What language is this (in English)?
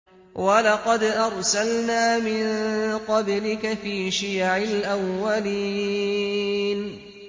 Arabic